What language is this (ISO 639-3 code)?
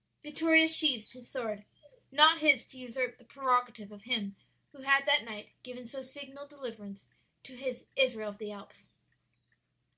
eng